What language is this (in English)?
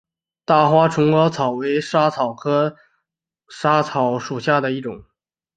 Chinese